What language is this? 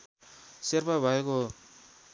Nepali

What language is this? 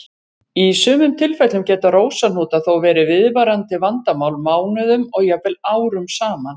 Icelandic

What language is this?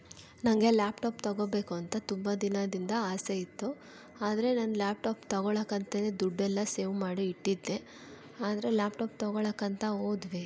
Kannada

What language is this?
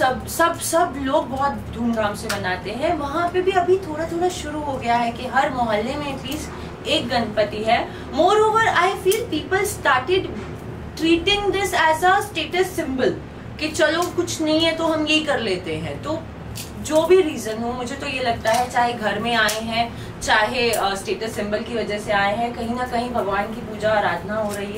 Hindi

